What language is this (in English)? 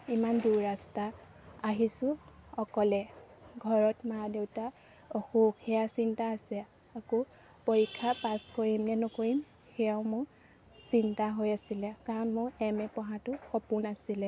Assamese